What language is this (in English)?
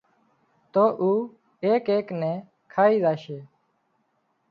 Wadiyara Koli